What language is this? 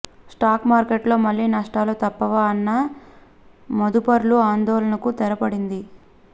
Telugu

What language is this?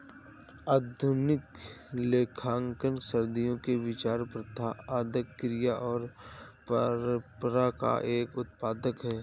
Hindi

